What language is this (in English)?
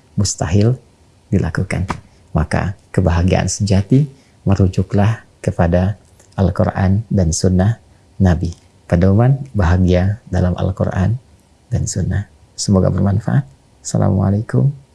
Indonesian